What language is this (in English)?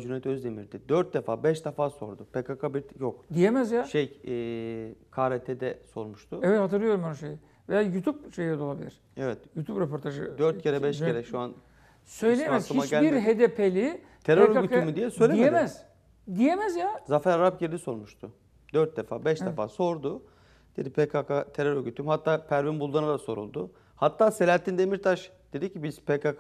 Turkish